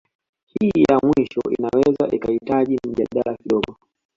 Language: Swahili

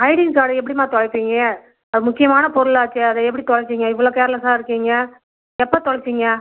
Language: Tamil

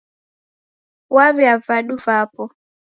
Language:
Taita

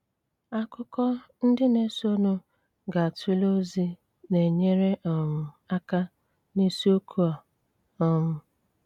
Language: Igbo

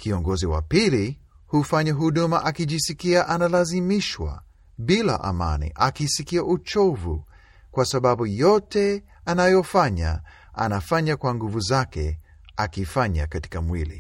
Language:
Swahili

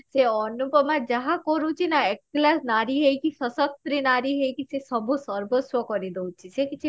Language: Odia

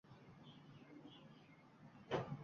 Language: Uzbek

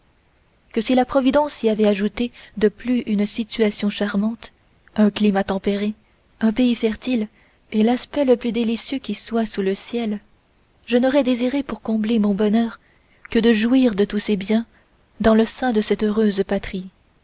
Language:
French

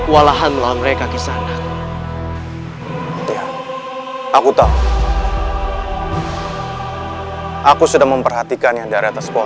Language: Indonesian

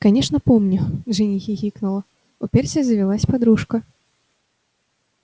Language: Russian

